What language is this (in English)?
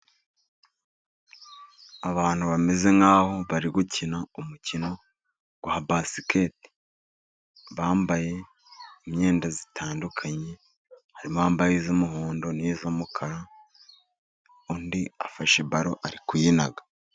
Kinyarwanda